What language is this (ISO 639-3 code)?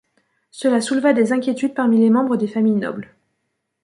fra